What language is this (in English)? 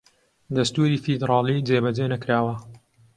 Central Kurdish